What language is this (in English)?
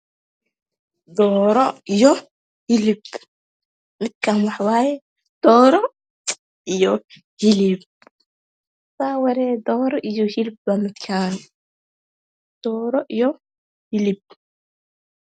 Somali